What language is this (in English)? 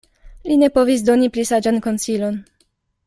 Esperanto